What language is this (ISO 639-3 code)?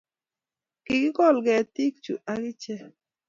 kln